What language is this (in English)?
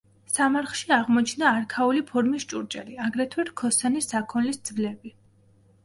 Georgian